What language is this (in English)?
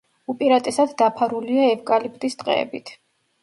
Georgian